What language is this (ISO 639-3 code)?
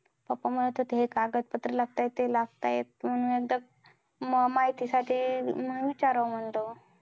mar